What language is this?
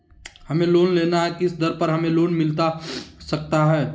Magahi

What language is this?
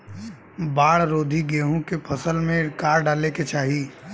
Bhojpuri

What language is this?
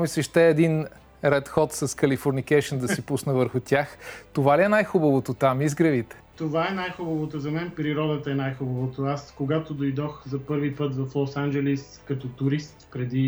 Bulgarian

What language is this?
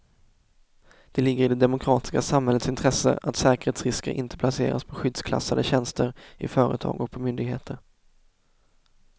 Swedish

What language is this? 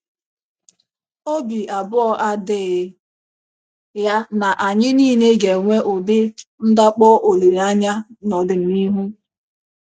Igbo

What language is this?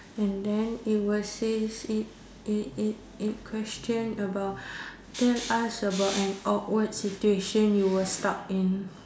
English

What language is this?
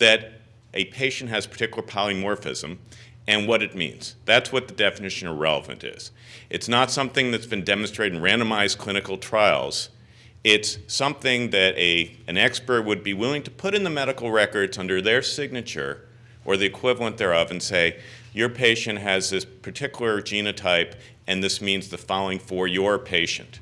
English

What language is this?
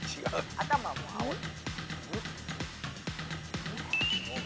Japanese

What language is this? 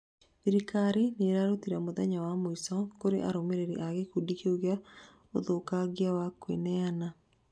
Kikuyu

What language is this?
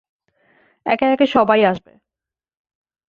Bangla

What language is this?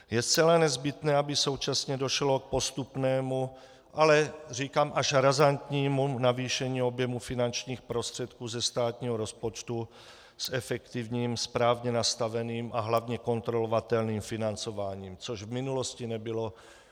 Czech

